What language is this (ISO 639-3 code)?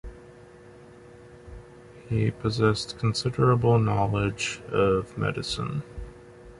eng